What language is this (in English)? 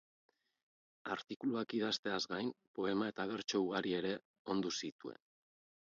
Basque